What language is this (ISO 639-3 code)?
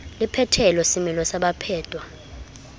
sot